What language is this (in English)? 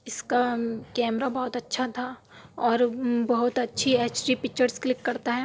Urdu